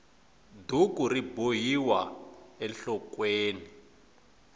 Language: Tsonga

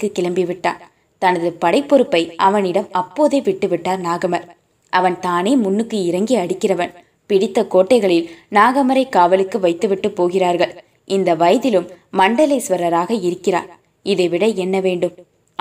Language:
Tamil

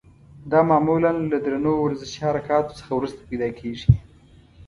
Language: Pashto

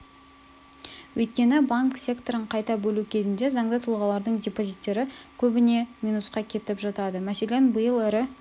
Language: Kazakh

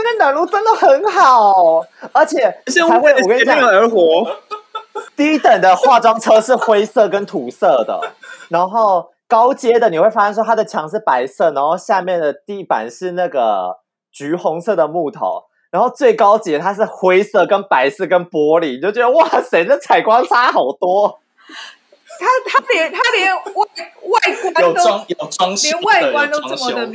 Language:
Chinese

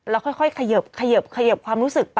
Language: Thai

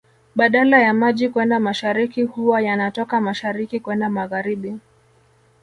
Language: Swahili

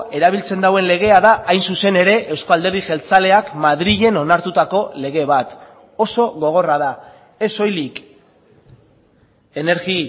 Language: Basque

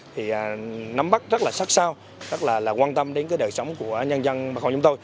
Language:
Vietnamese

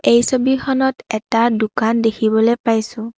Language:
Assamese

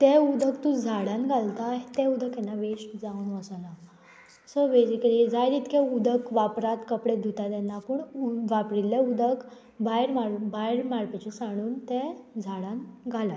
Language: Konkani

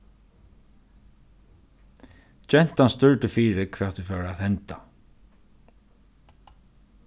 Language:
Faroese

